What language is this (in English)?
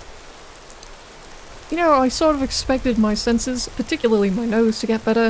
English